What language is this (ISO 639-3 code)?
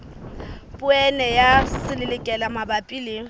sot